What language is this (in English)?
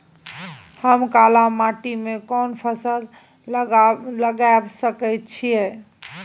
Maithili